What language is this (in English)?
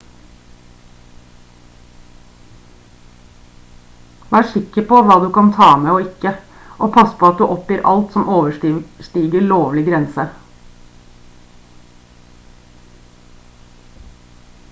Norwegian Bokmål